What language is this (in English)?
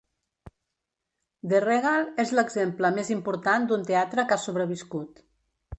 Catalan